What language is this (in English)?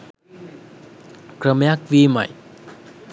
Sinhala